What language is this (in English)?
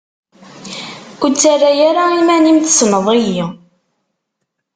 Kabyle